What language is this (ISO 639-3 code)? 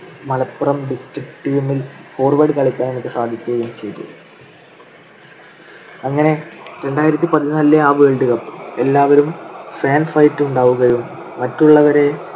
mal